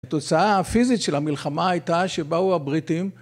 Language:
Hebrew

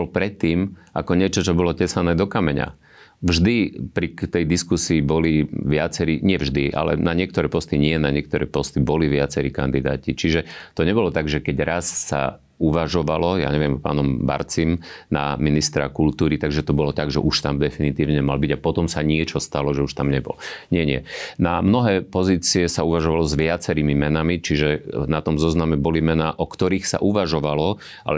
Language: Slovak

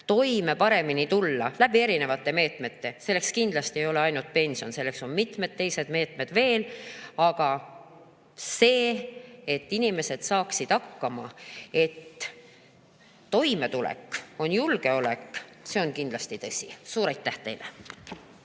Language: Estonian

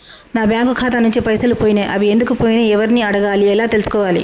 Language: Telugu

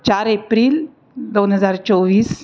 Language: Marathi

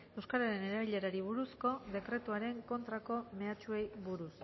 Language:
Basque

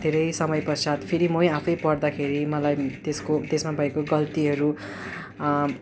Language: Nepali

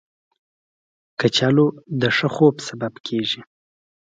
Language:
Pashto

